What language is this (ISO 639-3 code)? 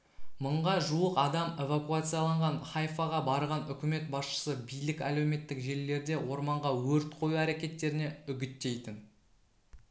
kaz